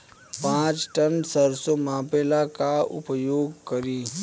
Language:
Bhojpuri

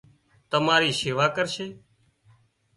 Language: Wadiyara Koli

